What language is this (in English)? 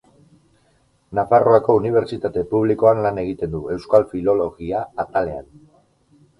Basque